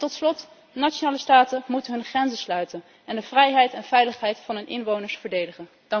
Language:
Dutch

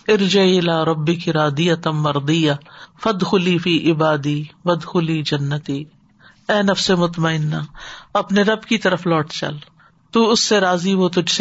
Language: Urdu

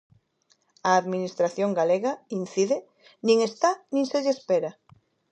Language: Galician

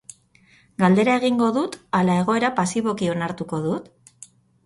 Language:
Basque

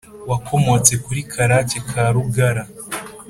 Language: Kinyarwanda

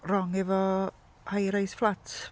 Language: Welsh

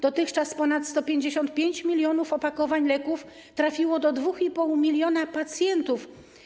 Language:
Polish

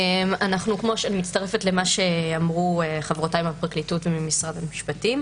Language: Hebrew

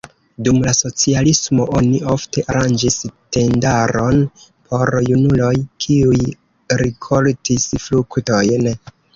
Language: Esperanto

